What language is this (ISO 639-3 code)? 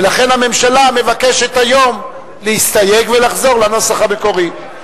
heb